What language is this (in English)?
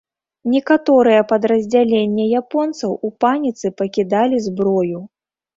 Belarusian